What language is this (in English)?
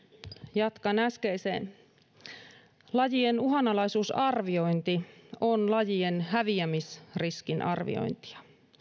Finnish